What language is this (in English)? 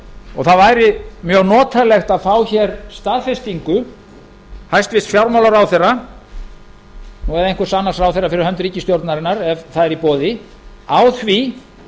Icelandic